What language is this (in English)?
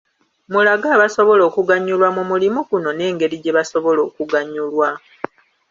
Ganda